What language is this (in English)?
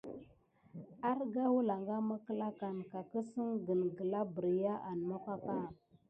Gidar